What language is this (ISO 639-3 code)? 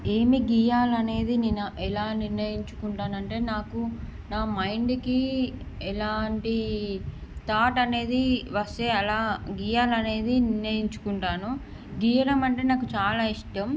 tel